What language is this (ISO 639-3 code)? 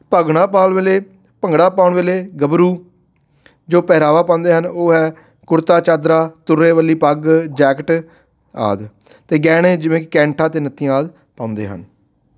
pan